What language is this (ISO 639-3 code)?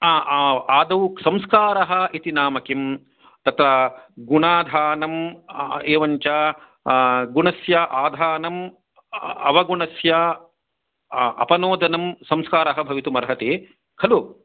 san